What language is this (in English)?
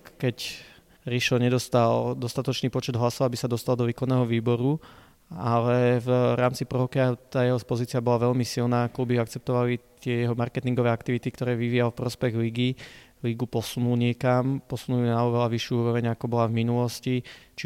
Slovak